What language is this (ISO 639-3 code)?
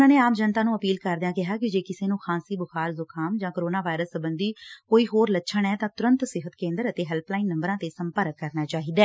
pan